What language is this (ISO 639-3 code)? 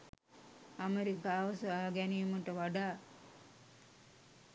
sin